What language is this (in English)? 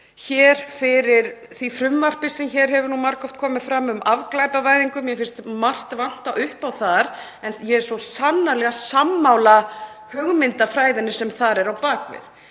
Icelandic